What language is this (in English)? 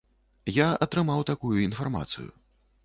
Belarusian